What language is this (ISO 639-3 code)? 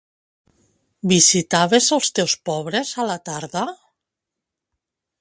cat